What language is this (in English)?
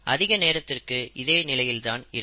Tamil